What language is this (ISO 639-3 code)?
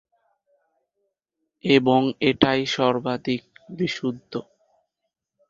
ben